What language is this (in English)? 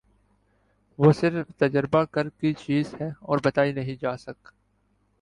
Urdu